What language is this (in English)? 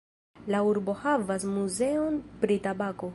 Esperanto